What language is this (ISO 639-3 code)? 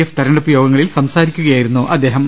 mal